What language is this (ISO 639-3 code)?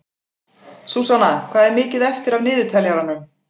isl